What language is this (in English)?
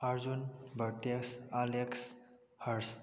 Manipuri